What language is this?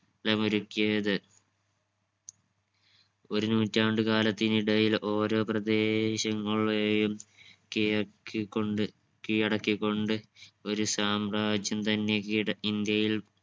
Malayalam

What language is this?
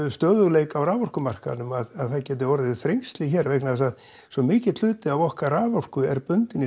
Icelandic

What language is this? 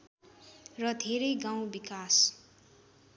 Nepali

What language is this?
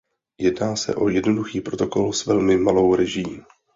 Czech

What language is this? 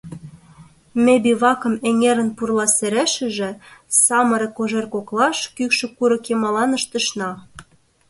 Mari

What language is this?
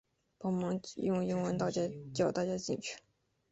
Chinese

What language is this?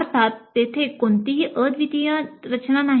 Marathi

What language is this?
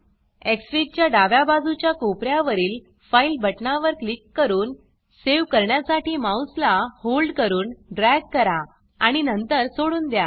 Marathi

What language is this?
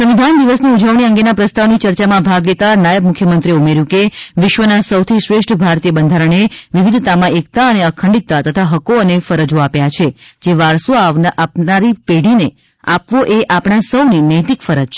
Gujarati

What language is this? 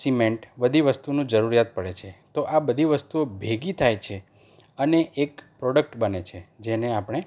Gujarati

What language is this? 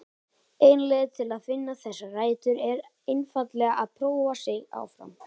Icelandic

